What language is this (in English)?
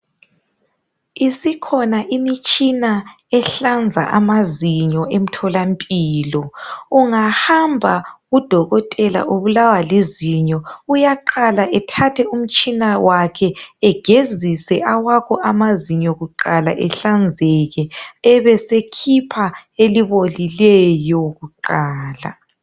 North Ndebele